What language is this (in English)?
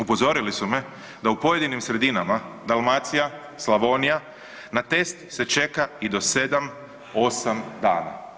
Croatian